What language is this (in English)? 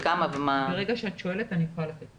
Hebrew